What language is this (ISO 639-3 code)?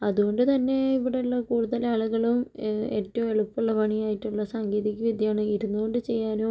mal